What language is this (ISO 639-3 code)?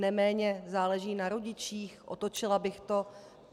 ces